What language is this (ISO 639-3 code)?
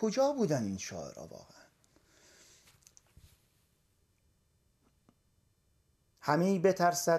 fas